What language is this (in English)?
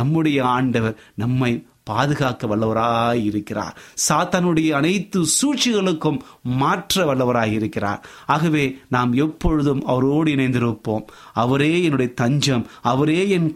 Tamil